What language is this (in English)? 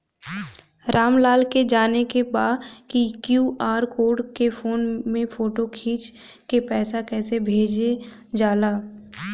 Bhojpuri